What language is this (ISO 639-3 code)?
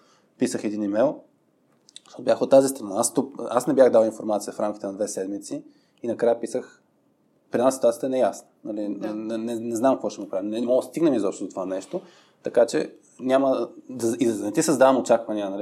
bul